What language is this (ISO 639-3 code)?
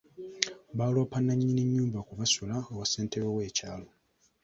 lug